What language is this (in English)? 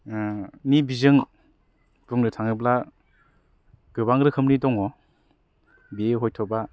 Bodo